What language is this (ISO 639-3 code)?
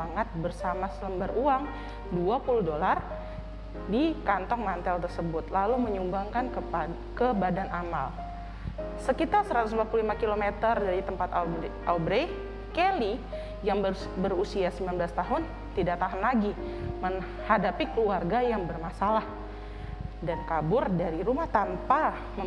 ind